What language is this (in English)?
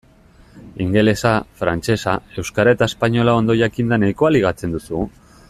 Basque